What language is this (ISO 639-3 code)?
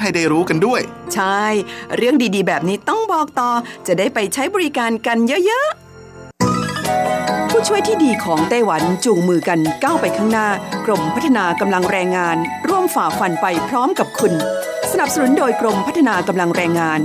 tha